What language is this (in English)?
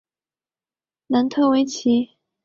Chinese